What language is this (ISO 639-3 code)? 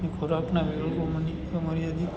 guj